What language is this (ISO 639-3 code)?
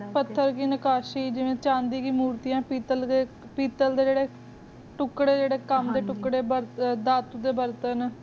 pan